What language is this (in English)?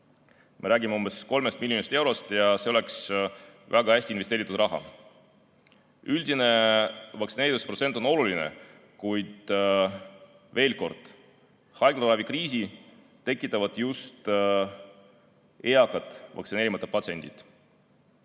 Estonian